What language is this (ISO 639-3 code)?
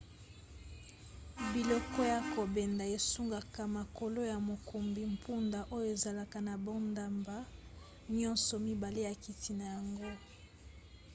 lin